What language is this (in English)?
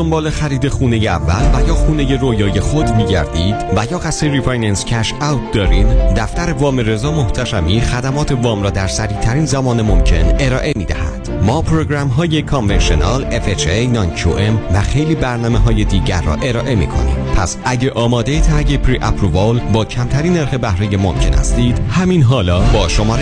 Persian